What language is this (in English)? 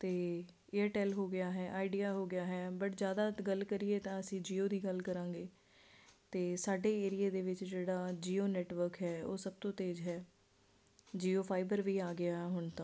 Punjabi